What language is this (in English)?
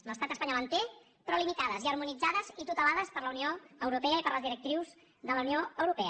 Catalan